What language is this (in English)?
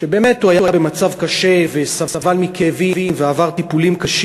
Hebrew